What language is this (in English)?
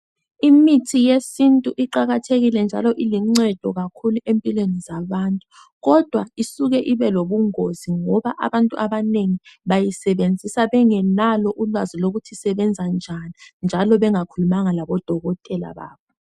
North Ndebele